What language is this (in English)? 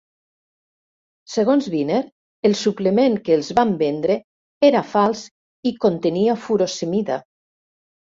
Catalan